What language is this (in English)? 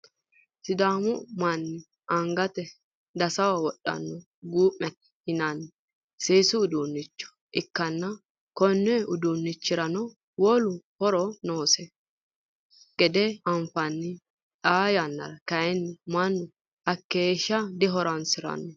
Sidamo